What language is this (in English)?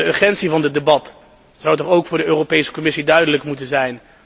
Dutch